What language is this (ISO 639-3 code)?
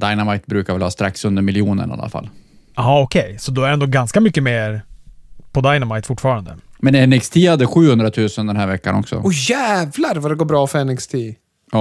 swe